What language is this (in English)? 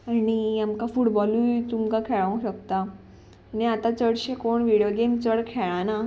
Konkani